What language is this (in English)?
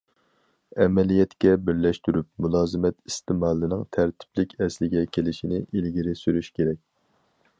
Uyghur